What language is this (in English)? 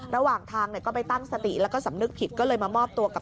Thai